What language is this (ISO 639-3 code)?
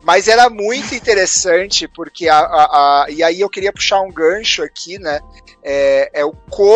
por